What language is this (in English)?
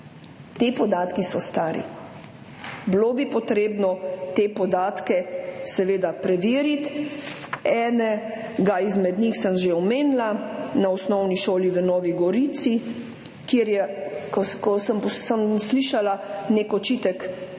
Slovenian